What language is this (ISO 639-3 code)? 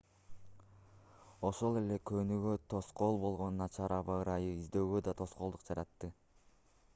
kir